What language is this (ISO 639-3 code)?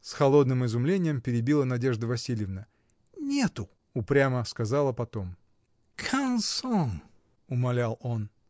rus